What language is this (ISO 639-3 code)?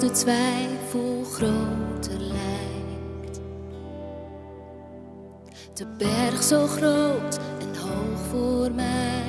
nld